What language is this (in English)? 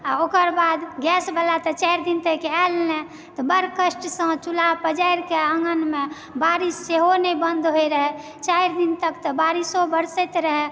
Maithili